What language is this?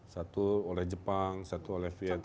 Indonesian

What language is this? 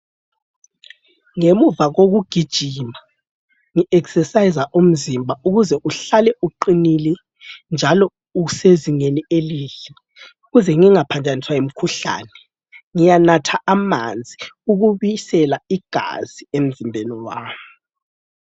North Ndebele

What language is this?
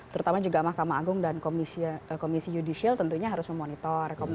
Indonesian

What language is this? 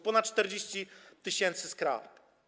Polish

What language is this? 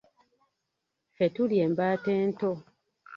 Ganda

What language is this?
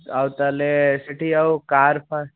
Odia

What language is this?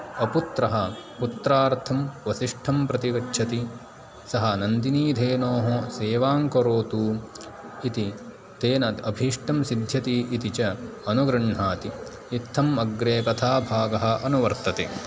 Sanskrit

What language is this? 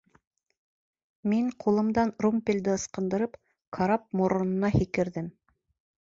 Bashkir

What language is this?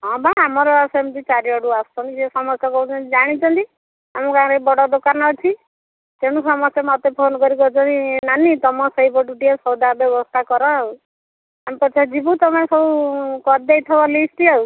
Odia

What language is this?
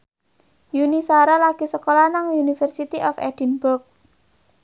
Javanese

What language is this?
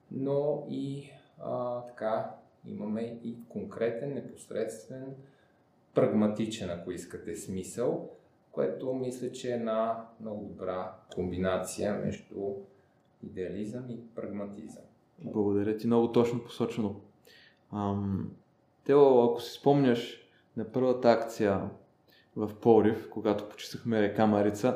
Bulgarian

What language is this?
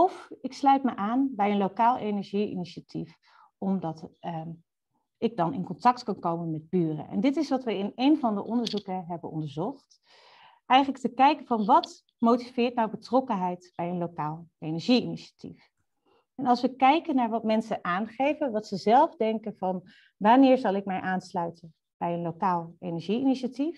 Dutch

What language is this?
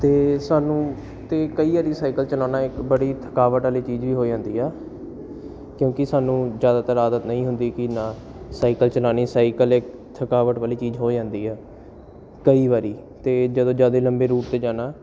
Punjabi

